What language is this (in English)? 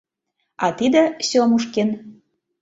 Mari